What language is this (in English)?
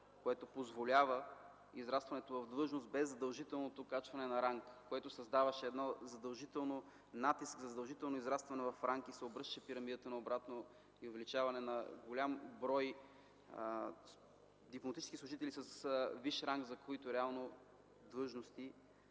Bulgarian